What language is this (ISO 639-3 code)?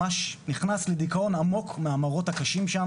heb